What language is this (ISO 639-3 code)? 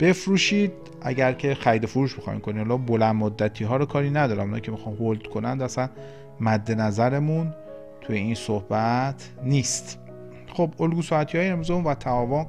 fas